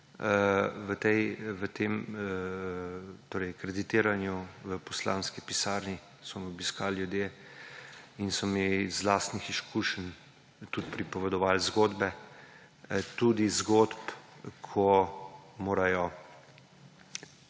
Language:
Slovenian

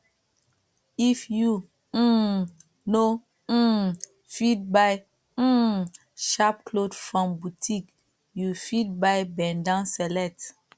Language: Nigerian Pidgin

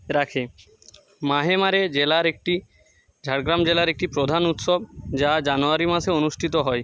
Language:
Bangla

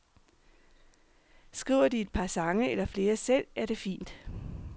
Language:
Danish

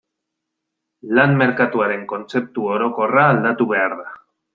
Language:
Basque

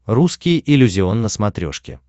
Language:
Russian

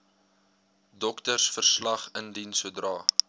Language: Afrikaans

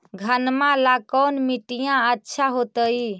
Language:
Magahi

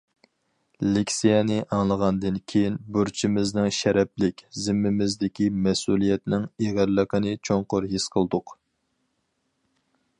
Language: Uyghur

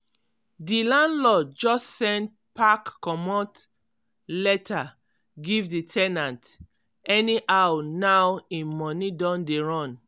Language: Nigerian Pidgin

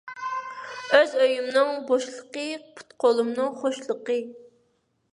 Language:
Uyghur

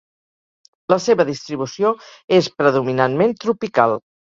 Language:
Catalan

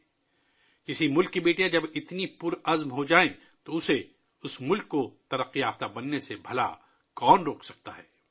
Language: Urdu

